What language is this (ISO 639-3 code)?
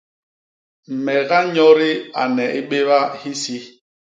bas